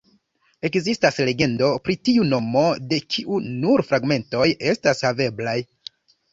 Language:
Esperanto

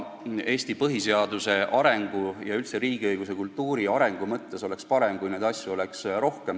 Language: Estonian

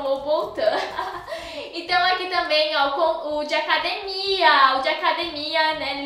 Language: Portuguese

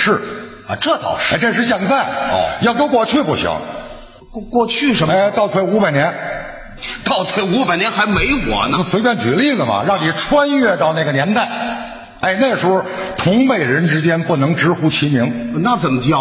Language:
Chinese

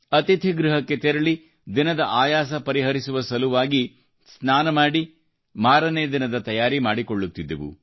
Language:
Kannada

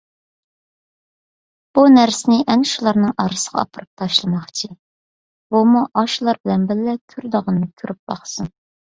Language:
Uyghur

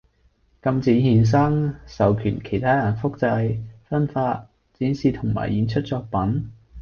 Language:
Cantonese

